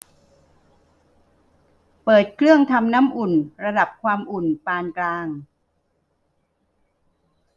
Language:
Thai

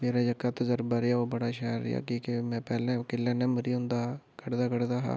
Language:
Dogri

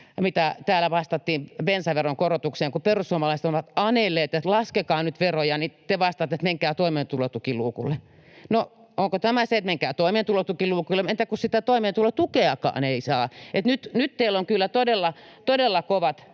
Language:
Finnish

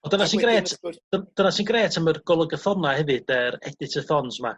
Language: Welsh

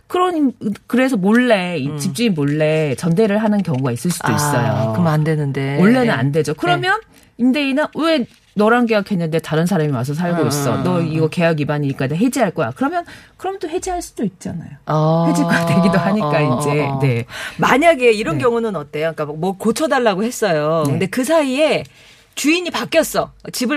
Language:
Korean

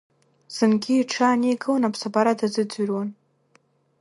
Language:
Abkhazian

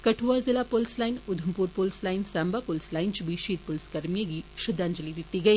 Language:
Dogri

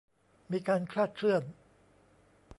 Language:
Thai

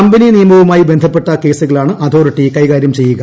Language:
Malayalam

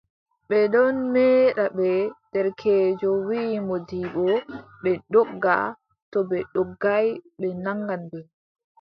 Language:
Adamawa Fulfulde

